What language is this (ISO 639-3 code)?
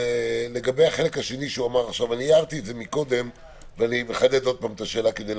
heb